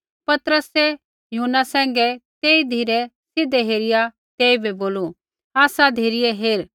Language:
Kullu Pahari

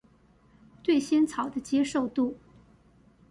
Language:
Chinese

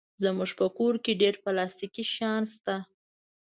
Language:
Pashto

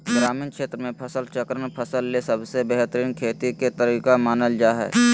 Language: Magahi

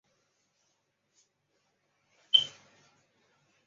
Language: Chinese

